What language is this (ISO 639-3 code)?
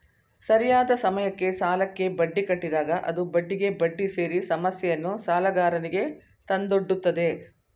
kan